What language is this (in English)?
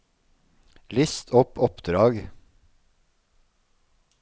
Norwegian